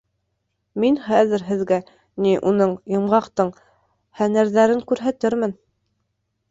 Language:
Bashkir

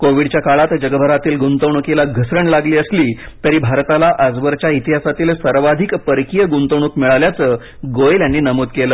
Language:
Marathi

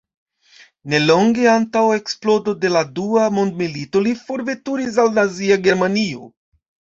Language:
Esperanto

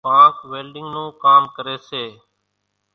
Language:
Kachi Koli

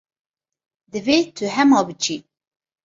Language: Kurdish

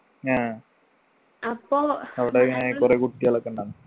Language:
Malayalam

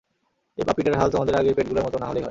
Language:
Bangla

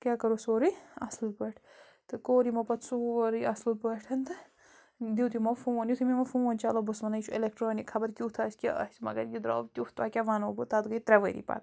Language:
Kashmiri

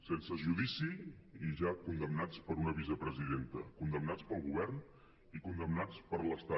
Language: Catalan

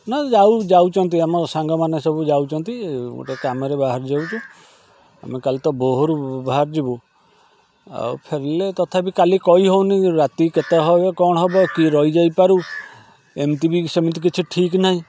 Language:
Odia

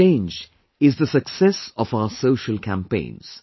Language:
English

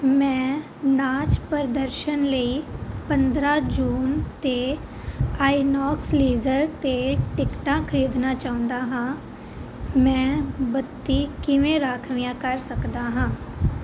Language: Punjabi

